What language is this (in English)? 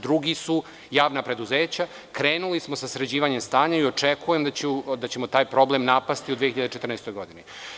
Serbian